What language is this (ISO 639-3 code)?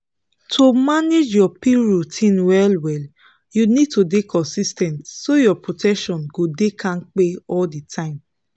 pcm